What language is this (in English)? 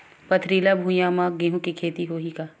Chhattisgarhi